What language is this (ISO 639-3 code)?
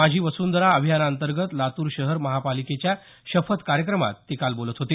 mar